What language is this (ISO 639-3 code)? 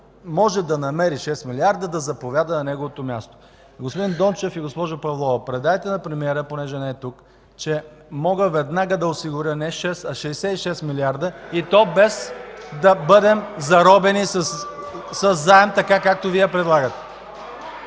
bul